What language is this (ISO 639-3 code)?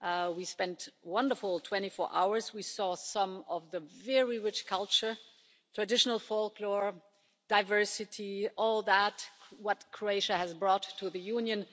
eng